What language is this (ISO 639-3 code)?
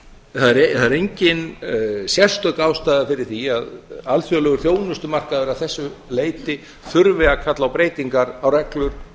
isl